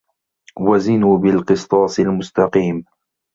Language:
Arabic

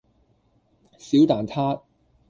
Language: Cantonese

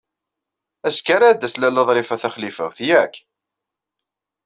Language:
Kabyle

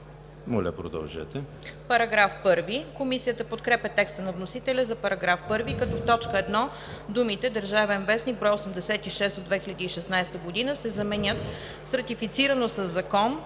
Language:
Bulgarian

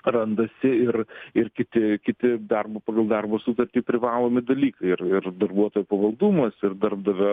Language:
Lithuanian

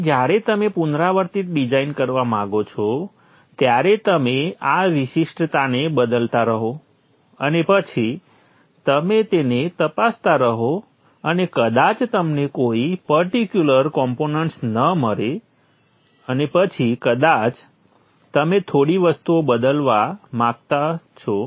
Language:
Gujarati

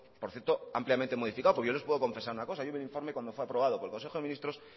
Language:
Spanish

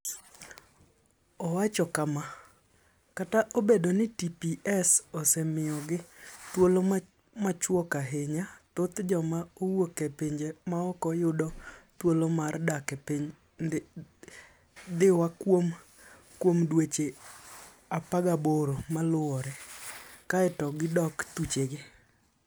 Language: Luo (Kenya and Tanzania)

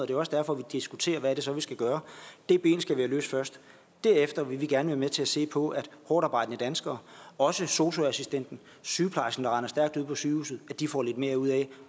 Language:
Danish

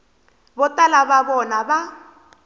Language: Tsonga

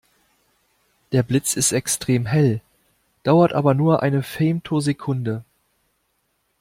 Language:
German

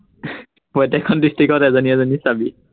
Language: Assamese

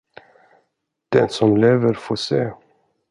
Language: Swedish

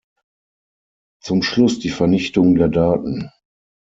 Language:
German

